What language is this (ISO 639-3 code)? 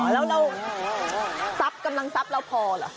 tha